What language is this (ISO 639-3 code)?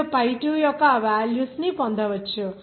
tel